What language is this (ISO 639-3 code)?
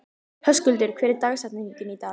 isl